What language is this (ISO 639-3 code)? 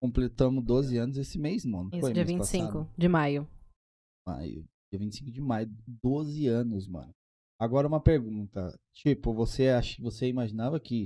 por